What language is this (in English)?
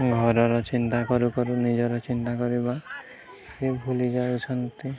Odia